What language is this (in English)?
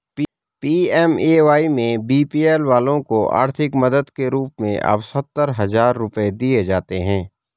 Hindi